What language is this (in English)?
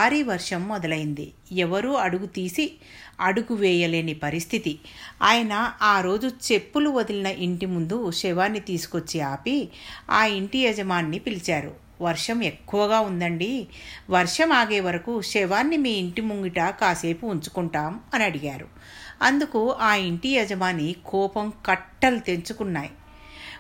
Telugu